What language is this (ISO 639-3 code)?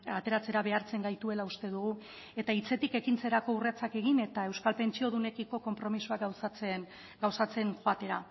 eus